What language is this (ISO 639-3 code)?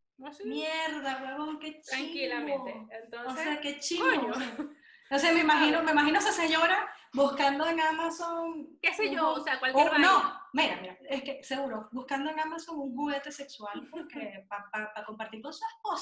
spa